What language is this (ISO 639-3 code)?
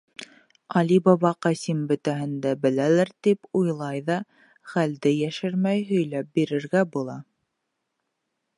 bak